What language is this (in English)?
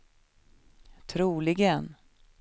Swedish